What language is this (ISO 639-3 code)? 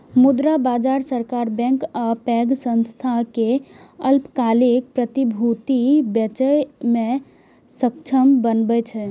mai